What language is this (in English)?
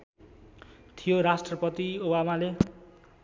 Nepali